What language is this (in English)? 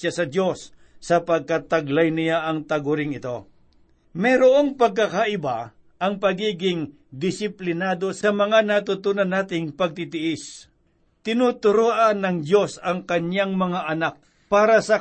Filipino